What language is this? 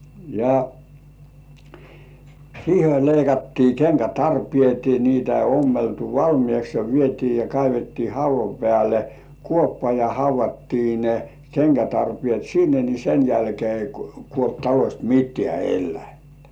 Finnish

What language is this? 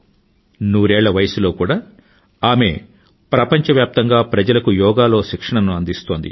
Telugu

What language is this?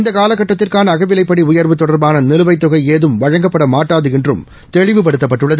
Tamil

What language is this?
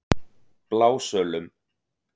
Icelandic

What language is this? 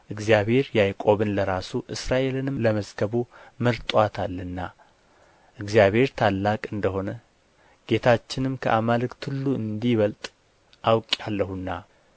Amharic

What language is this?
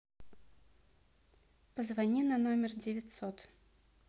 Russian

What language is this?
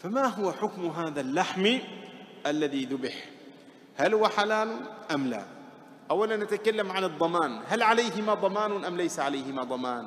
Arabic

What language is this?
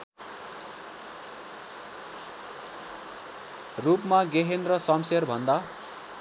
Nepali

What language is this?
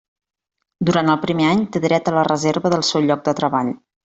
Catalan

